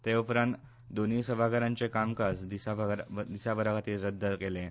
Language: Konkani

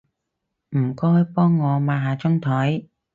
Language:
Cantonese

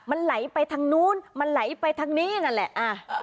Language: Thai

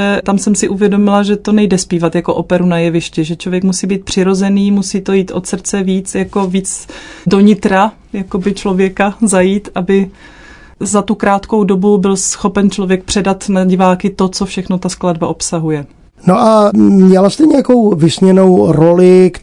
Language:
Czech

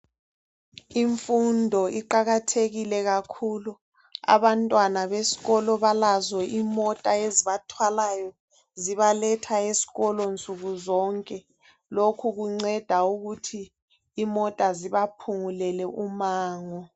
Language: North Ndebele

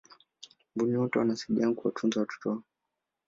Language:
Swahili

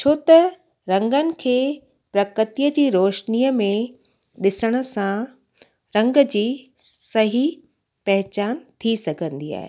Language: Sindhi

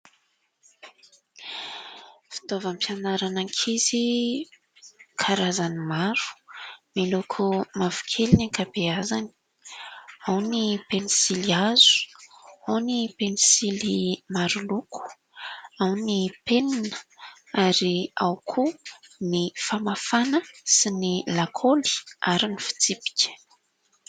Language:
Malagasy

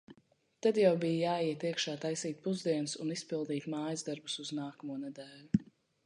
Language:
Latvian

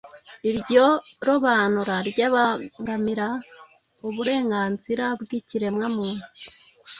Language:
Kinyarwanda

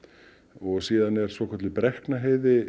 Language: Icelandic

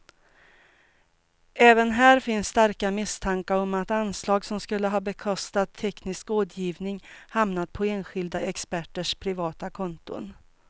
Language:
Swedish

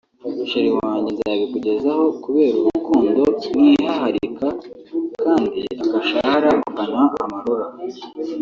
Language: Kinyarwanda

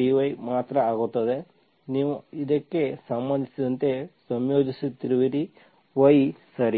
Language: Kannada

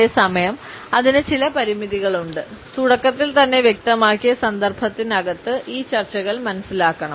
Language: Malayalam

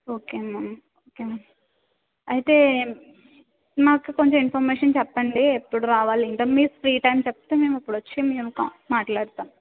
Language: Telugu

